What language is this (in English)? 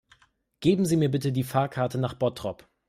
German